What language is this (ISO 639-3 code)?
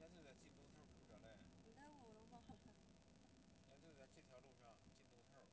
zho